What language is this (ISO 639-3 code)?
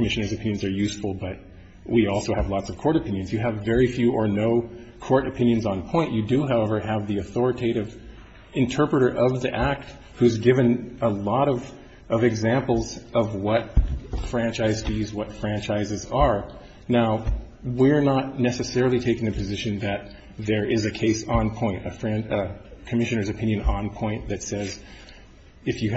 eng